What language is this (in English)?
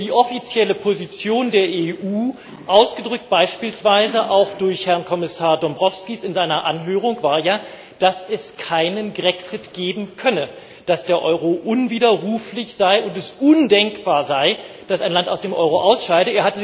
German